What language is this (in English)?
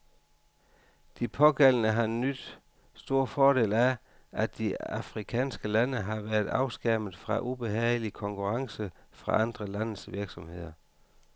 Danish